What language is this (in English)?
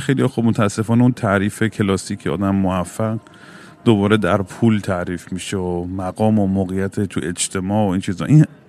Persian